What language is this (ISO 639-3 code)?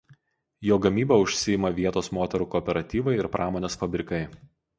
lit